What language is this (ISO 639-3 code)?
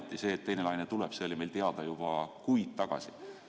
est